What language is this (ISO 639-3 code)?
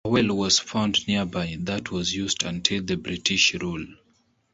eng